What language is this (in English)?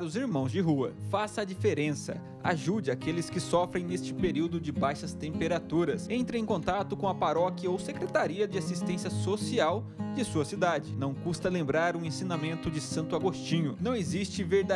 Portuguese